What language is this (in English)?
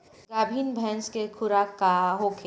Bhojpuri